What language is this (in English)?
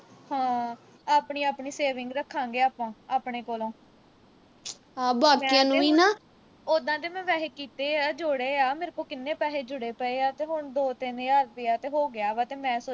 Punjabi